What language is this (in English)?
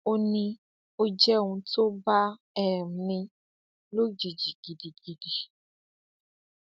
Yoruba